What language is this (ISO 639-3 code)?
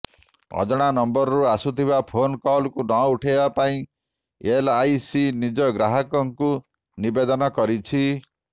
ori